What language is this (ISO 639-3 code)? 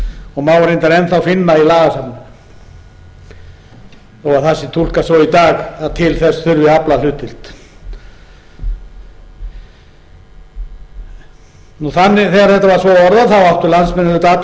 isl